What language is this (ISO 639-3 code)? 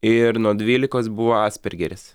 lit